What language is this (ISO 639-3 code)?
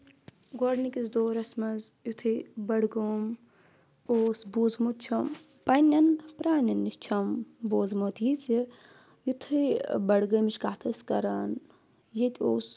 kas